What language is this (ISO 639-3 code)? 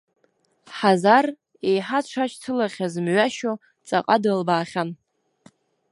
abk